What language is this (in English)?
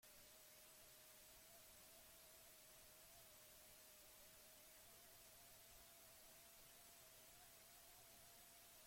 Basque